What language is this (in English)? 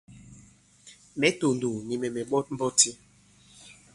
Bankon